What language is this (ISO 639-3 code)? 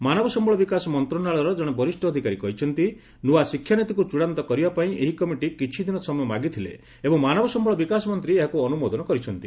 ori